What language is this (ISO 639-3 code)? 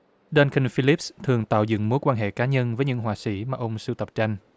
vie